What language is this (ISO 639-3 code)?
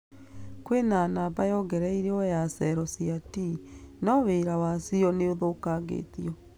kik